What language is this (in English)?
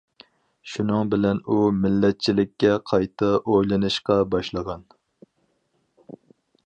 Uyghur